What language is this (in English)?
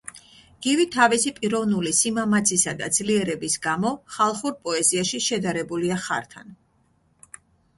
Georgian